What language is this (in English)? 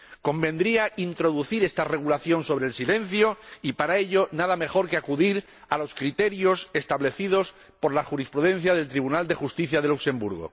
Spanish